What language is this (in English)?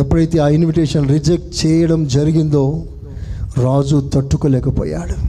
Telugu